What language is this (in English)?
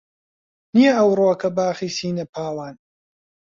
Central Kurdish